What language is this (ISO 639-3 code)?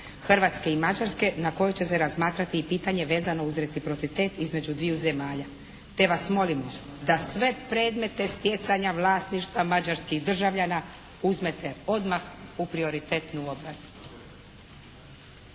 hrv